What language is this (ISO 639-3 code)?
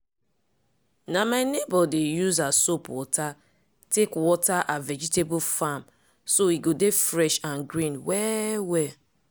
pcm